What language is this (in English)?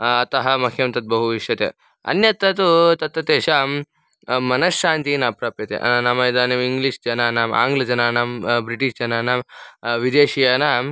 Sanskrit